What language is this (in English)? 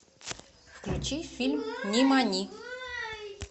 Russian